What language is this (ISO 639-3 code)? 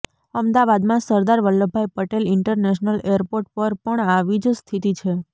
guj